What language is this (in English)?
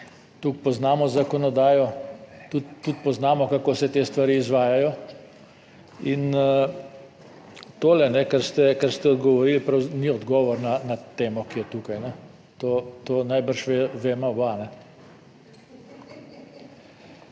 Slovenian